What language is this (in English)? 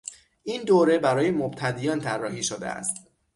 Persian